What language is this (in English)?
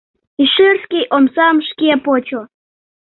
Mari